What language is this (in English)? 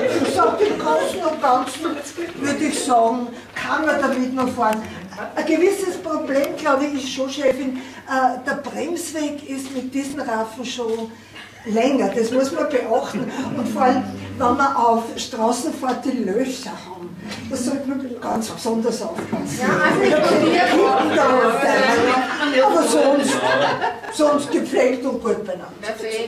German